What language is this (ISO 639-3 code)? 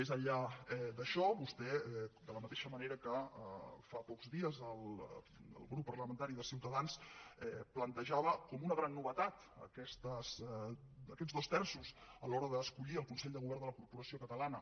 cat